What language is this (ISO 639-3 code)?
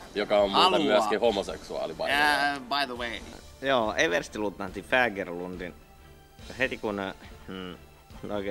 fin